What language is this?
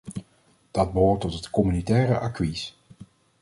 Dutch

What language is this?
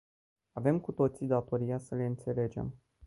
Romanian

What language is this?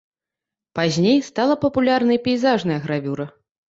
Belarusian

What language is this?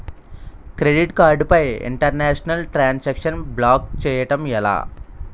Telugu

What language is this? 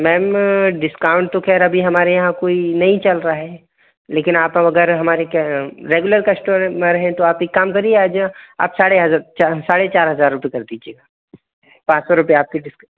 Hindi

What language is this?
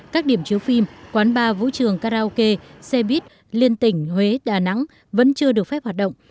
Vietnamese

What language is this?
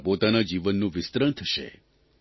Gujarati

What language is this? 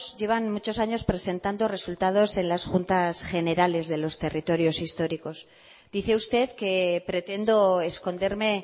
Spanish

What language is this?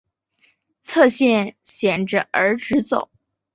Chinese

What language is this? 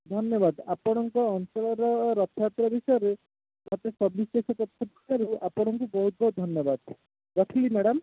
Odia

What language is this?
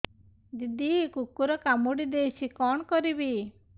Odia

